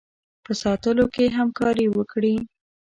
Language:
Pashto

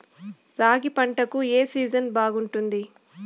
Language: Telugu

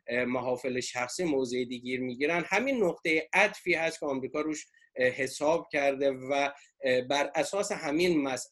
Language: Persian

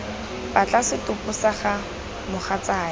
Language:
Tswana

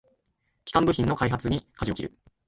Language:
Japanese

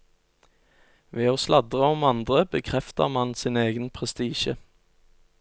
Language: Norwegian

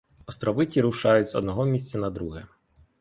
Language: Ukrainian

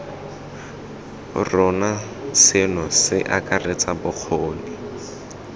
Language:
Tswana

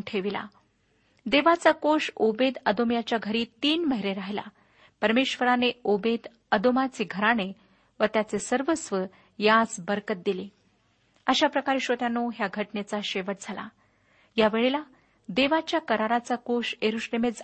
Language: Marathi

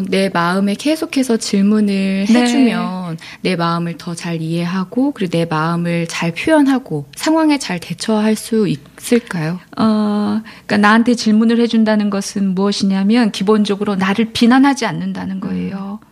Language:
Korean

